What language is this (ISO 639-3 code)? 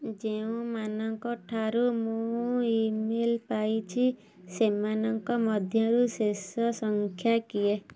ori